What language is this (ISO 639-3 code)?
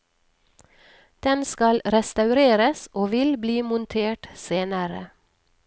nor